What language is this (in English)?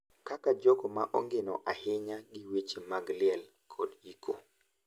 Luo (Kenya and Tanzania)